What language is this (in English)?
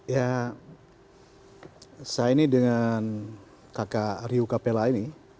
Indonesian